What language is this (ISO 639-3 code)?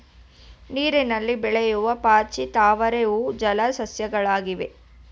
kan